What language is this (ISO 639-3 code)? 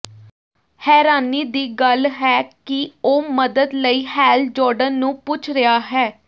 pan